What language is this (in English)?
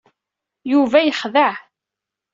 Kabyle